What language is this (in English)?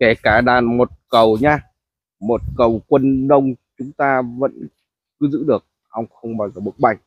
Vietnamese